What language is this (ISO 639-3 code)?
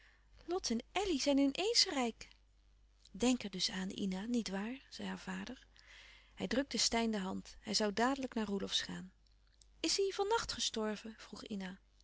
nld